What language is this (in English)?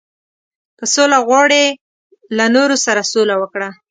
Pashto